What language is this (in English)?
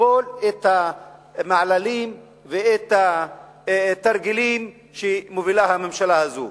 Hebrew